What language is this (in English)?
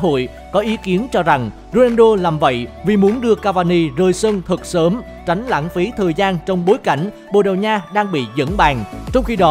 Vietnamese